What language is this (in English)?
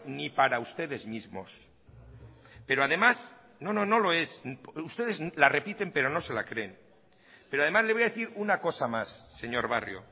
Spanish